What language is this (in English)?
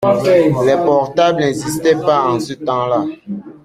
French